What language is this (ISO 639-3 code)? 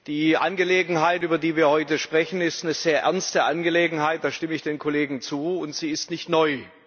deu